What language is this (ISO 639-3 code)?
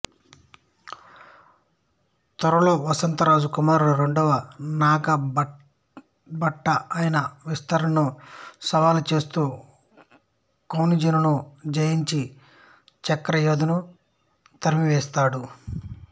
tel